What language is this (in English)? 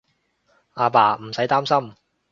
Cantonese